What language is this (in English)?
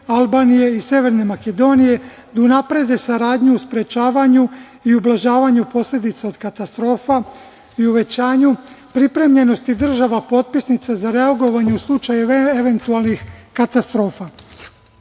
Serbian